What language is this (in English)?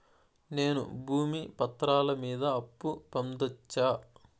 Telugu